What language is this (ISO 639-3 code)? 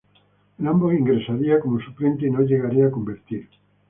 spa